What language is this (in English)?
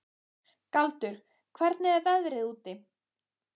Icelandic